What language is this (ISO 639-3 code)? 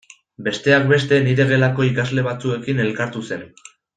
eus